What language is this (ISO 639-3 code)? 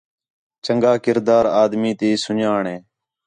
xhe